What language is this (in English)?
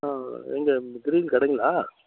Tamil